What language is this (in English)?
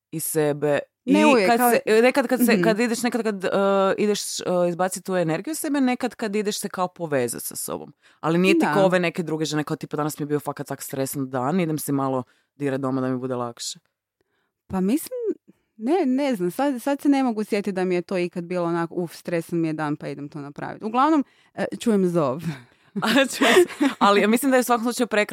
Croatian